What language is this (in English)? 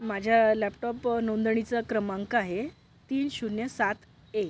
Marathi